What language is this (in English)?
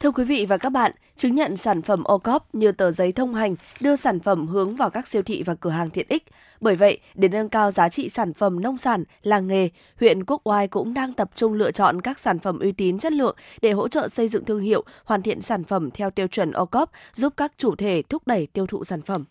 Vietnamese